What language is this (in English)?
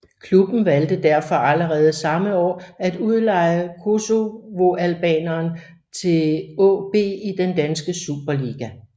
Danish